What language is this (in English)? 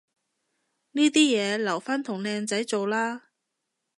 Cantonese